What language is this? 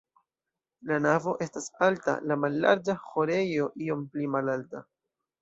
Esperanto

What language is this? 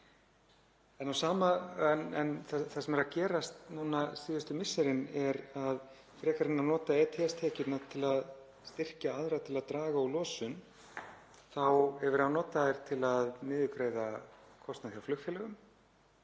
Icelandic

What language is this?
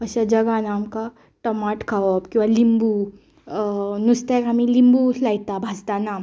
Konkani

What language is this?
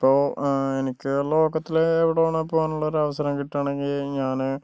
Malayalam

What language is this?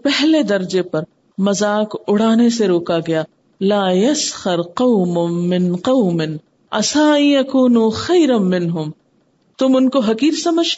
Urdu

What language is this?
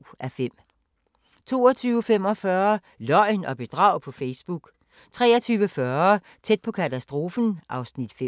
Danish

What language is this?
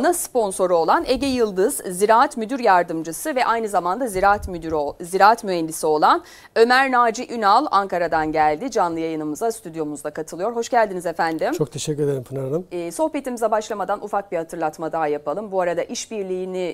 Turkish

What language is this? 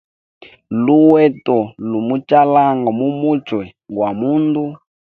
Hemba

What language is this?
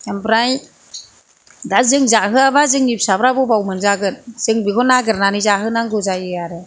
Bodo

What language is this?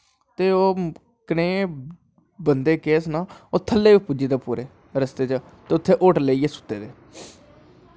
Dogri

